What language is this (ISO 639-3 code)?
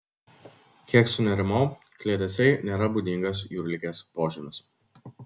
lit